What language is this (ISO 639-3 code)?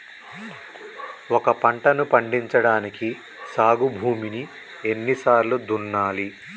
tel